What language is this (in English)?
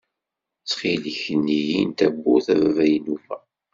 Kabyle